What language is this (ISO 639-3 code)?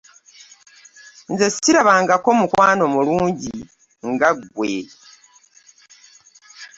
lug